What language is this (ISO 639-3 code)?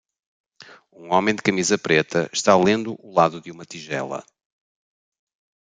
por